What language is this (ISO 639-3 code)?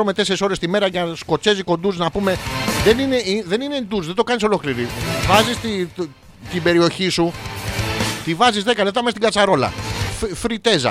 ell